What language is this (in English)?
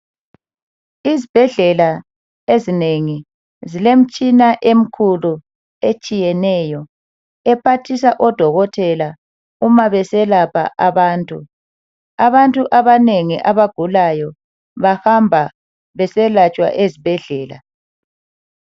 North Ndebele